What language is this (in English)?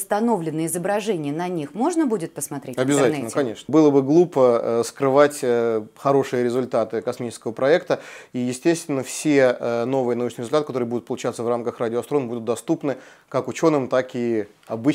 Russian